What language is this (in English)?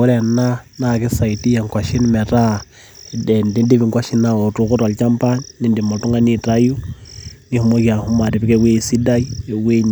Masai